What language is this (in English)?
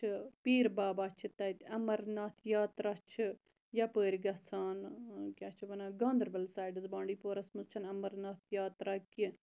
Kashmiri